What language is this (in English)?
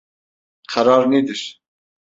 Turkish